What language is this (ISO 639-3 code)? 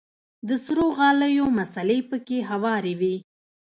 pus